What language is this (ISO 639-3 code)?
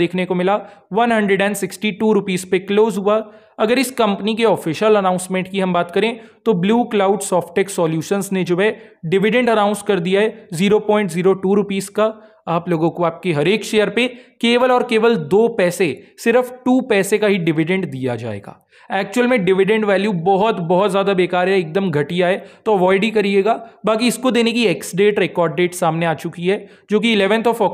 hin